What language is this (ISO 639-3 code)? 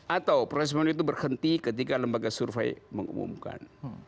ind